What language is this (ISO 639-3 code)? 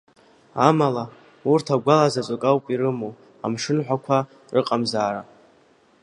abk